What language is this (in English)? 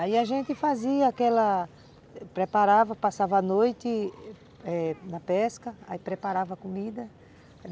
Portuguese